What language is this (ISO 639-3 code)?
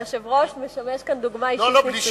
heb